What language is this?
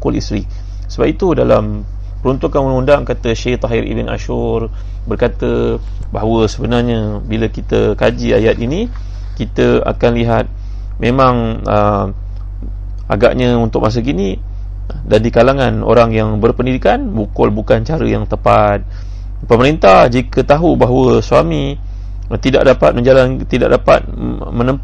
Malay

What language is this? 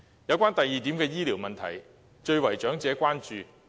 Cantonese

